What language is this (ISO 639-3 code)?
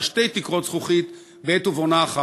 heb